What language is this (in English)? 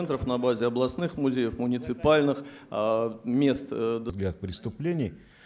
Russian